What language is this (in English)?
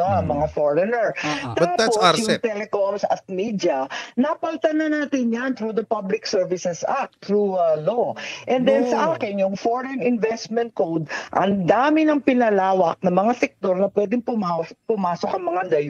Filipino